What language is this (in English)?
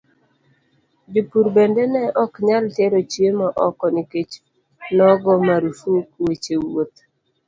Luo (Kenya and Tanzania)